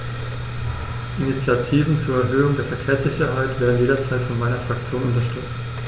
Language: German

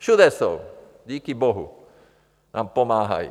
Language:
Czech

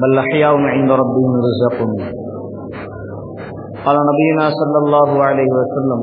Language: Arabic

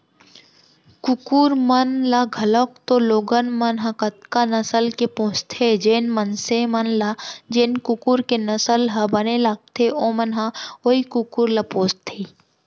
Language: Chhattisgarhi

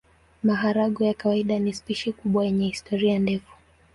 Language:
Swahili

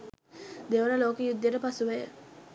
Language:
Sinhala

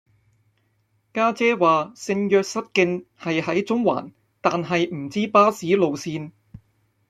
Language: Cantonese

